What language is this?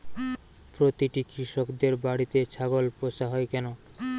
Bangla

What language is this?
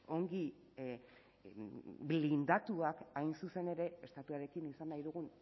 Basque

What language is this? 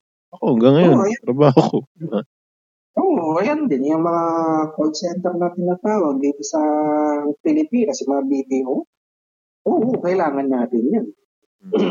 Filipino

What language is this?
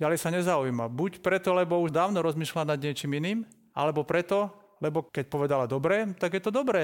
Slovak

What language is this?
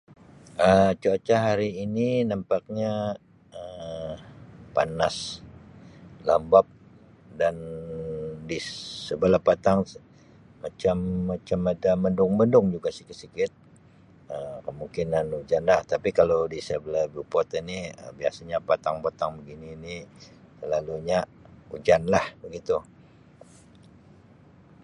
Sabah Malay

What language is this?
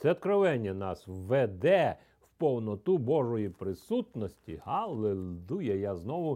Ukrainian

